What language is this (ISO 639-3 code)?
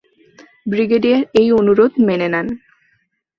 ben